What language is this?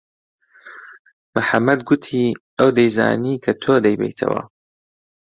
Central Kurdish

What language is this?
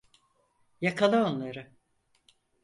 Turkish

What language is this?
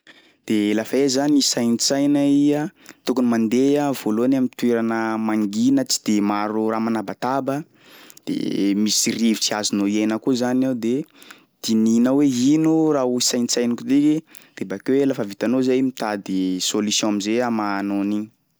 Sakalava Malagasy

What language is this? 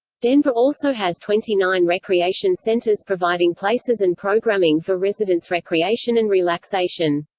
English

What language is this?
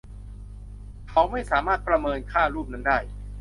Thai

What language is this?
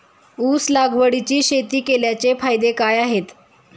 Marathi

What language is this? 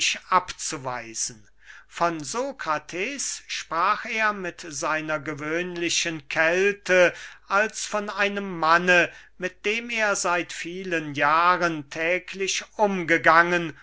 German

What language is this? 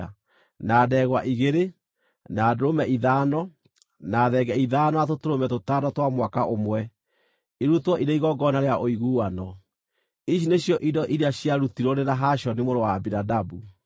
Kikuyu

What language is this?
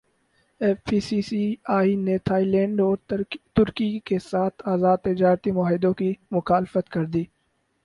Urdu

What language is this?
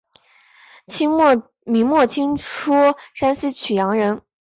Chinese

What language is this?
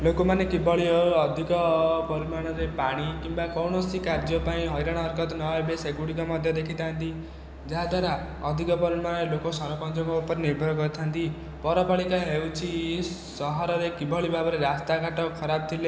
Odia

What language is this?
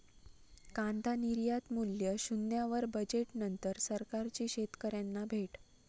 Marathi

